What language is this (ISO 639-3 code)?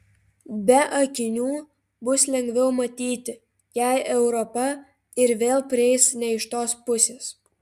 lit